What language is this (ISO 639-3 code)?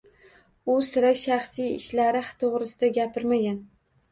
uzb